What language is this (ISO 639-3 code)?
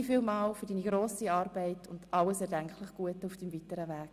gsw